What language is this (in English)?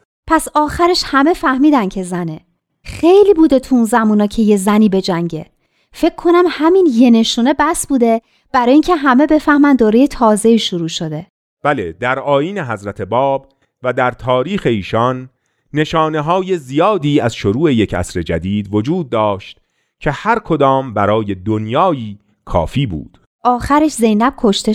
Persian